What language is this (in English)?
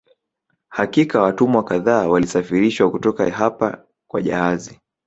Swahili